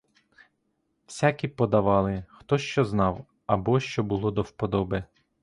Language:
Ukrainian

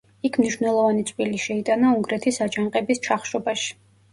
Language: Georgian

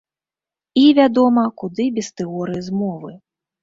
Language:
Belarusian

